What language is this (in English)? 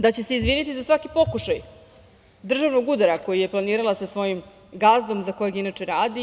Serbian